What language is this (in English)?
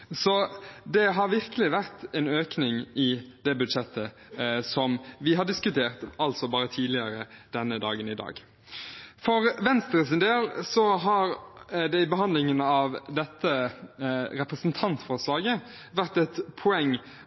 Norwegian Bokmål